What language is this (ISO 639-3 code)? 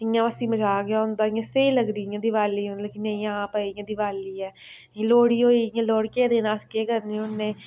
doi